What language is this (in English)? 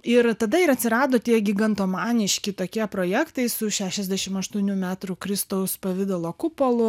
Lithuanian